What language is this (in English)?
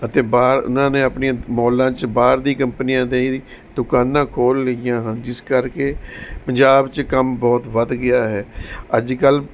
Punjabi